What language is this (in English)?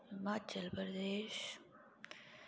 Dogri